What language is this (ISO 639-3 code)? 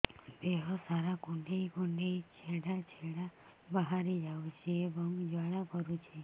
ori